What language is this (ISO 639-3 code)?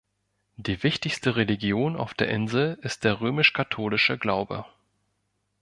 deu